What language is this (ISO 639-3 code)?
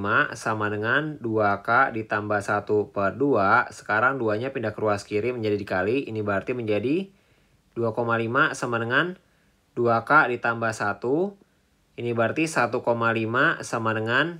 ind